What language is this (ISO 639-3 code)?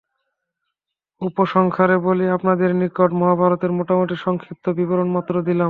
ben